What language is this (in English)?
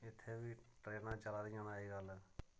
Dogri